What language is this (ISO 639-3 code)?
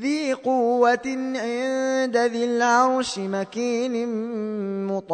ara